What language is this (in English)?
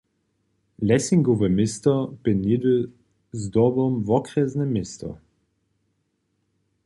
Upper Sorbian